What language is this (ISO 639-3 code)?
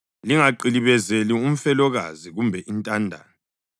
nde